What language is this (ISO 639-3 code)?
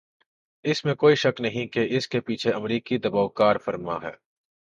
urd